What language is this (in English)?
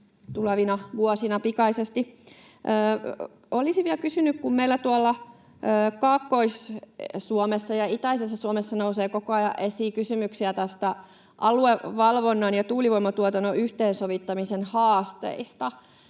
Finnish